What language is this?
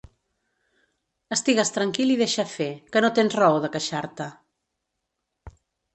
Catalan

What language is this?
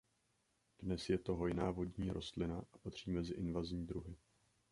Czech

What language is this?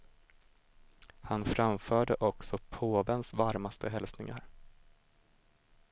Swedish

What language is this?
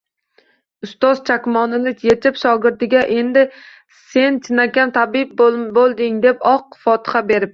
Uzbek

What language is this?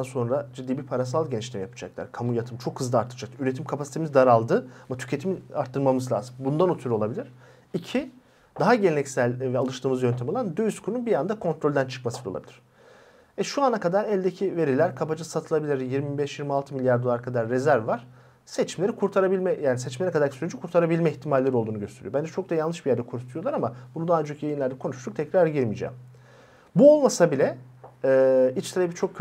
Turkish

